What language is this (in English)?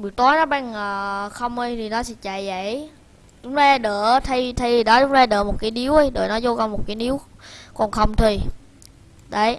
Vietnamese